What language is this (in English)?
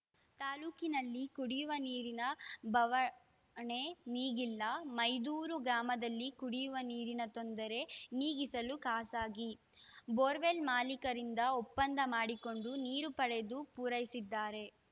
Kannada